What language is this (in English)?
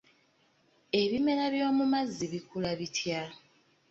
Ganda